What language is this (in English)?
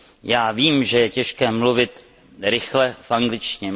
Czech